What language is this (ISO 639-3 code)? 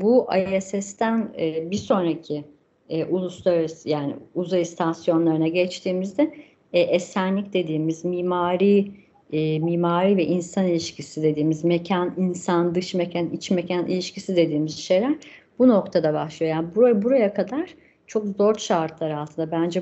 tur